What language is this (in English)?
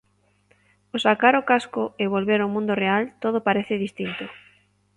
Galician